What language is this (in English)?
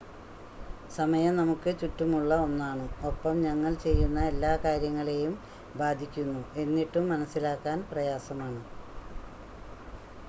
Malayalam